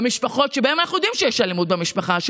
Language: Hebrew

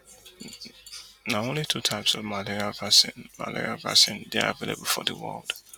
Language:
Nigerian Pidgin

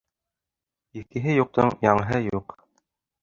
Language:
Bashkir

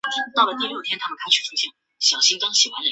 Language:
Chinese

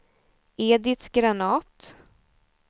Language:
Swedish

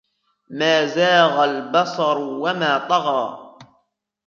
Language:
Arabic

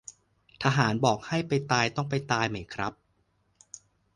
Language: Thai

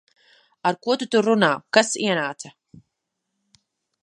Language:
Latvian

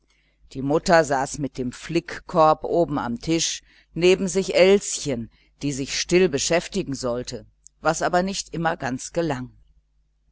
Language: German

